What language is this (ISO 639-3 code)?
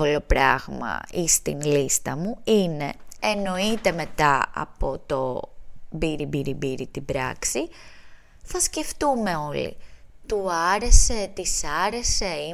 ell